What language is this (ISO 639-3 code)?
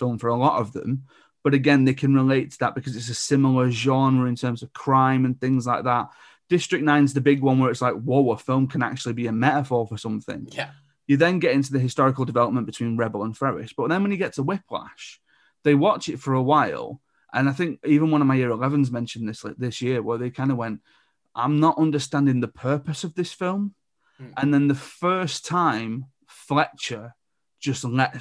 eng